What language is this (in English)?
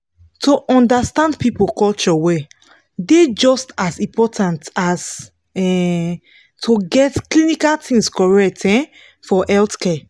Nigerian Pidgin